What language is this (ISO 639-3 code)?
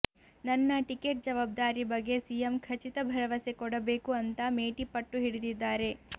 kan